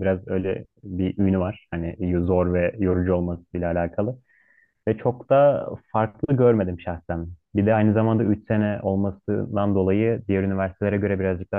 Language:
Turkish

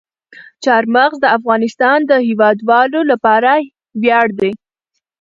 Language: Pashto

